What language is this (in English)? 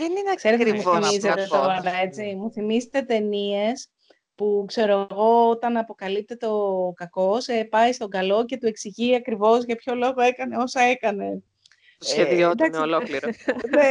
Greek